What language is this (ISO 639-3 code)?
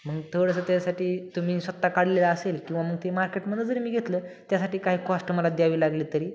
mar